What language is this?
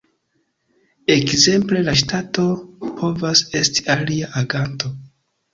Esperanto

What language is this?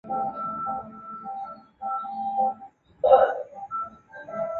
Chinese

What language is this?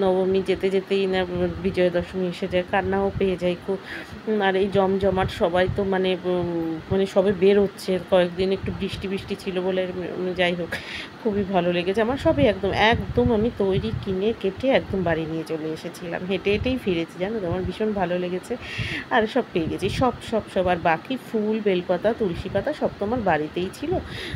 Romanian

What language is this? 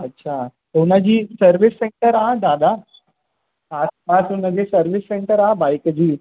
Sindhi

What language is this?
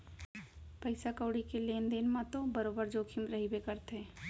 Chhattisgarhi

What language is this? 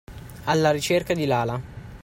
Italian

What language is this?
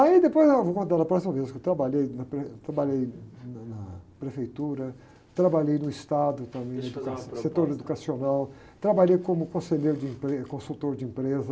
Portuguese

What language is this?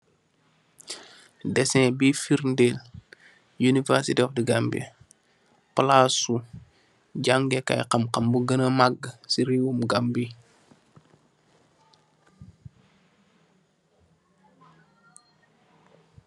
Wolof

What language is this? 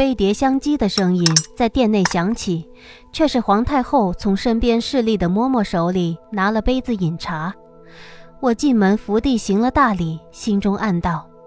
Chinese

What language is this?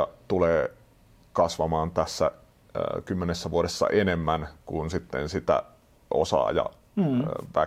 Finnish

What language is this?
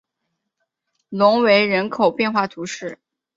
Chinese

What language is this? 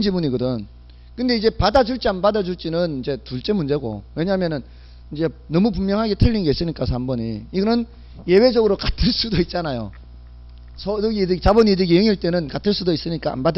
Korean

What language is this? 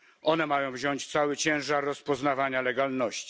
Polish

